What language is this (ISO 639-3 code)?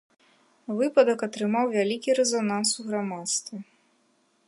bel